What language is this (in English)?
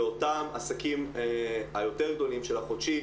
Hebrew